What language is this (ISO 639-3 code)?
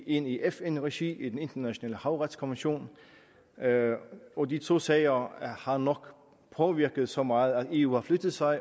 dan